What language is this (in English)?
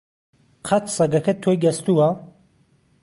Central Kurdish